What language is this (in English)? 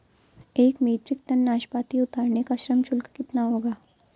Hindi